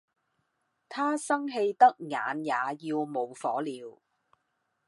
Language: Cantonese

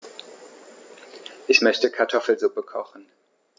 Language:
German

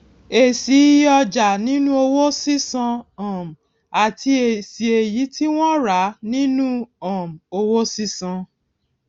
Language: Yoruba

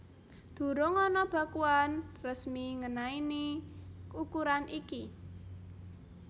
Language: Javanese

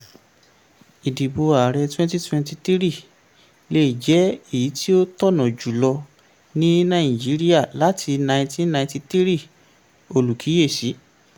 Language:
Yoruba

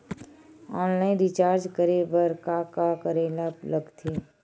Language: Chhattisgarhi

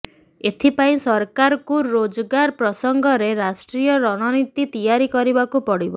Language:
Odia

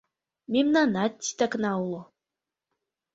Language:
Mari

